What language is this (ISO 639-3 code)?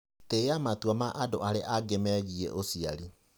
kik